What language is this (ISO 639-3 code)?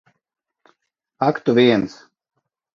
lav